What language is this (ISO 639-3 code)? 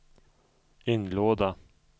swe